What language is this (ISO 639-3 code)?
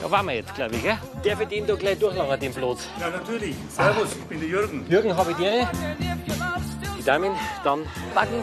deu